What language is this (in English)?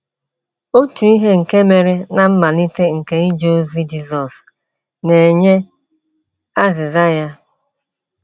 Igbo